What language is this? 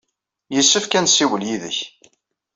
Kabyle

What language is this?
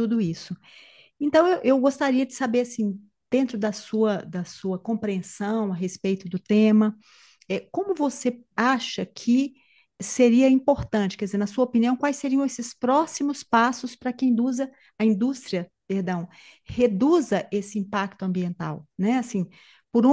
Portuguese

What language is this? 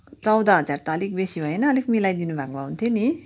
Nepali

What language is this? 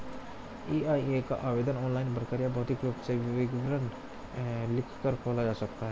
Hindi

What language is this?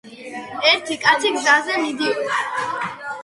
Georgian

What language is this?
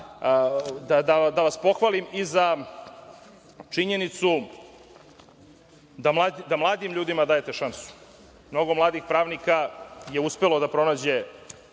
Serbian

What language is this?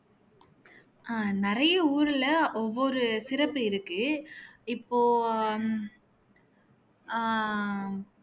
Tamil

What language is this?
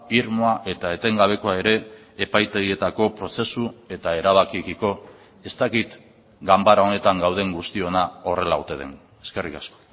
Basque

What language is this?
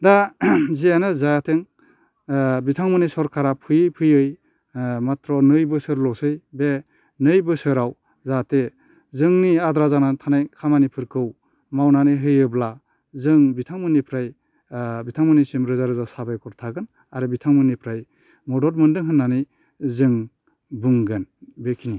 Bodo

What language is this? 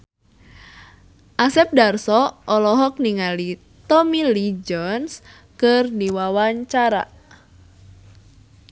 Sundanese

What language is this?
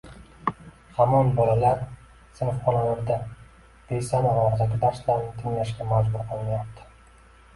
Uzbek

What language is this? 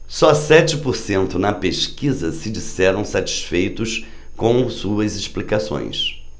Portuguese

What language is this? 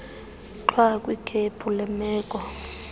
Xhosa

